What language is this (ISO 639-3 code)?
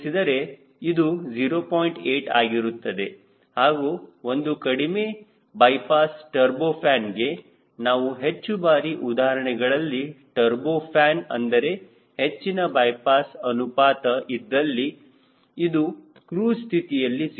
kan